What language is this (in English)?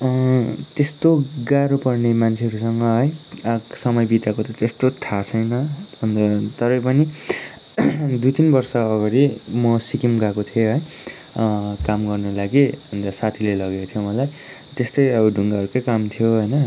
Nepali